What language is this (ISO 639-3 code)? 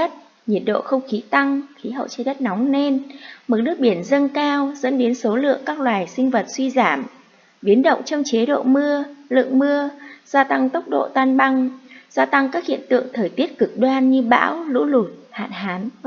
vie